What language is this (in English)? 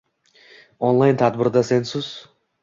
Uzbek